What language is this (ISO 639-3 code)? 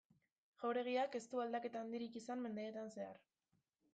eus